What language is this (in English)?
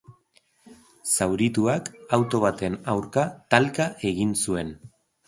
Basque